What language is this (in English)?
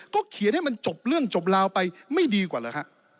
Thai